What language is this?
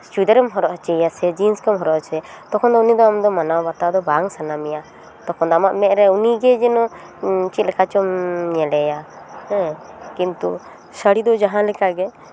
Santali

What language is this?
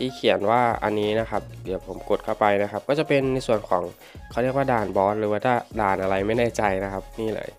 Thai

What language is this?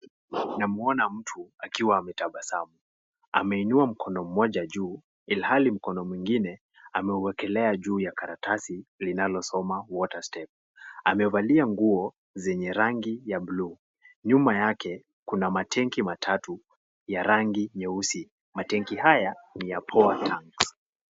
Swahili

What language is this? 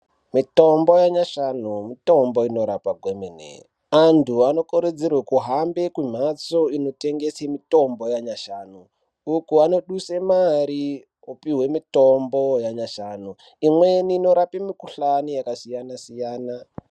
Ndau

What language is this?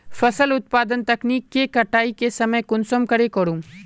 Magahi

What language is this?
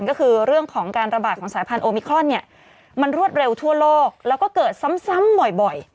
Thai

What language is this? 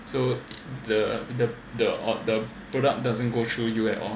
English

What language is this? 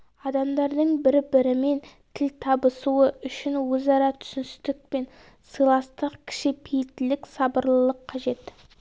Kazakh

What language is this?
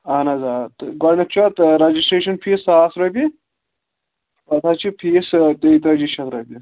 Kashmiri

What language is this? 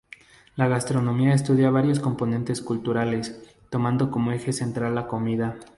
Spanish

